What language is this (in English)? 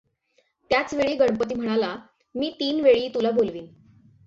Marathi